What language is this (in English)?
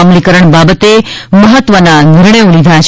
Gujarati